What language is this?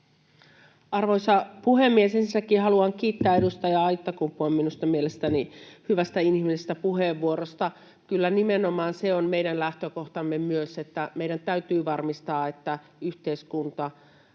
Finnish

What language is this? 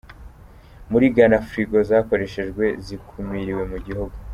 Kinyarwanda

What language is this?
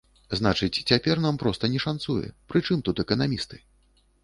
Belarusian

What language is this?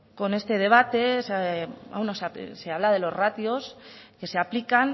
Spanish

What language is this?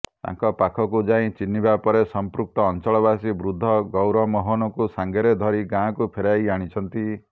Odia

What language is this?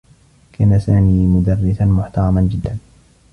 Arabic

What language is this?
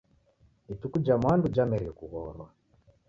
Taita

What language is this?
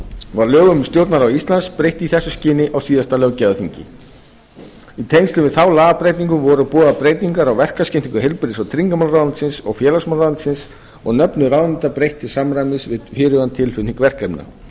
Icelandic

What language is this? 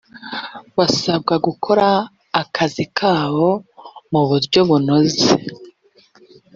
Kinyarwanda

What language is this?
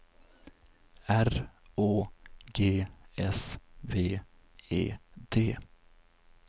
Swedish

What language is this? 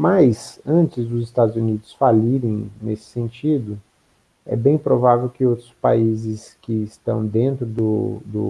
Portuguese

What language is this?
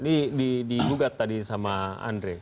Indonesian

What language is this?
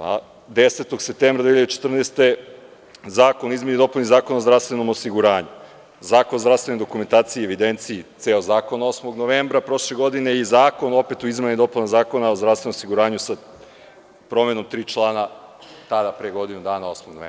Serbian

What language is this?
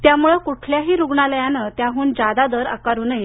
Marathi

